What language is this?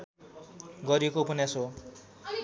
Nepali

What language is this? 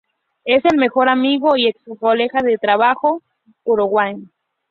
Spanish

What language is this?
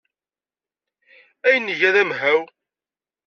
Kabyle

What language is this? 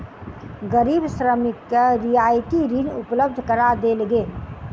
Maithili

